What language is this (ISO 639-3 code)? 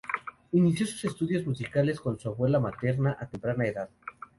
spa